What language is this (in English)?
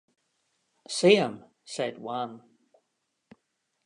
English